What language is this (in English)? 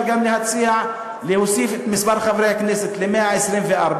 Hebrew